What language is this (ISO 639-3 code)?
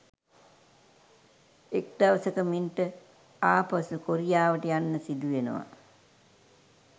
sin